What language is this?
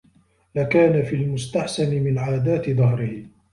Arabic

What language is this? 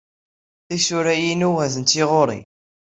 Kabyle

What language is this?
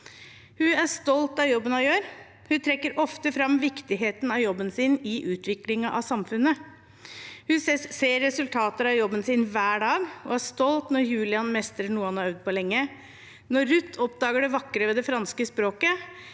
Norwegian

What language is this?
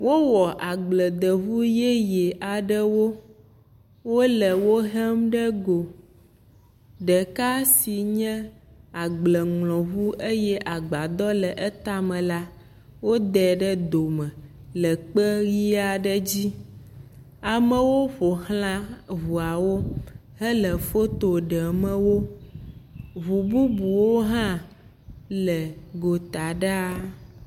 Ewe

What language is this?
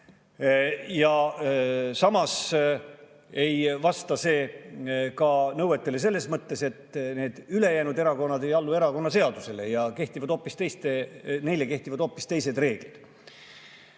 Estonian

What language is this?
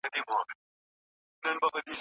Pashto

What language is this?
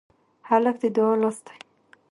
Pashto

